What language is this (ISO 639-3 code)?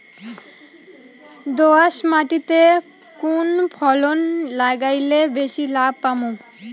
ben